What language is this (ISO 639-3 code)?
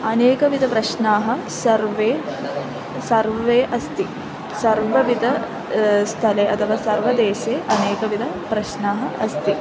san